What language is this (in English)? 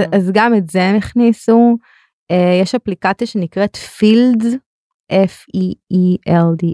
Hebrew